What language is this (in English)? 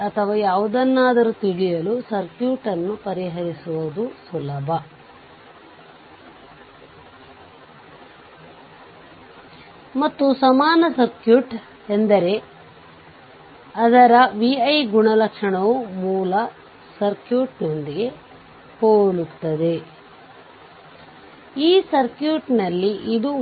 Kannada